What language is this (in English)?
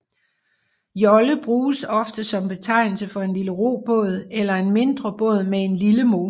Danish